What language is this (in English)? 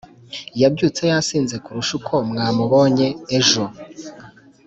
Kinyarwanda